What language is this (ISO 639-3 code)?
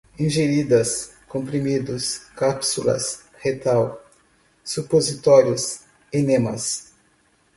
por